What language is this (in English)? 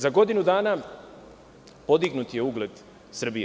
Serbian